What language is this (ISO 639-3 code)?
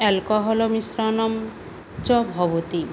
san